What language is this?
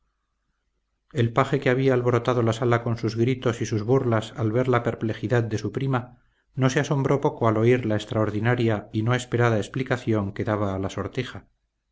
Spanish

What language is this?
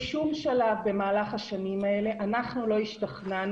Hebrew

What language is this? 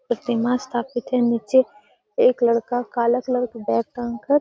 Magahi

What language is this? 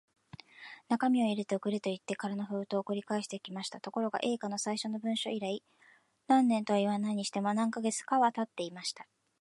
Japanese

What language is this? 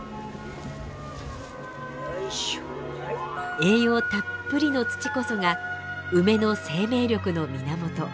Japanese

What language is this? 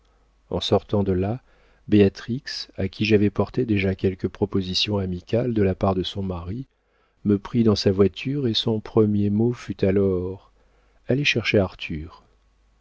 French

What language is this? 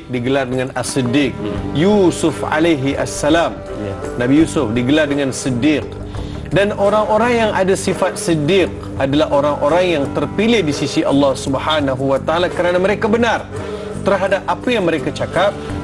Malay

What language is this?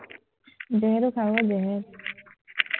Assamese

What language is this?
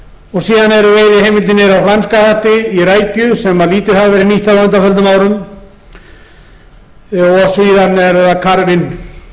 Icelandic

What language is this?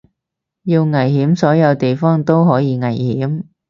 Cantonese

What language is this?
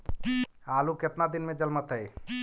Magahi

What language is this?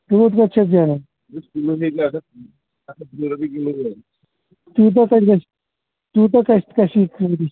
Kashmiri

